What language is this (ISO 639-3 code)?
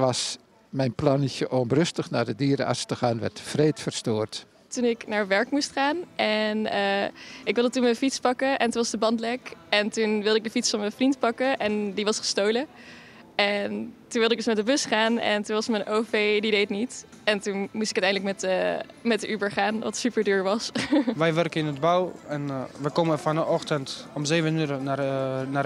nld